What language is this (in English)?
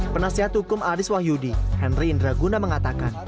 Indonesian